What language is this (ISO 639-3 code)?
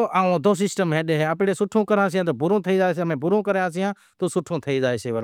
kxp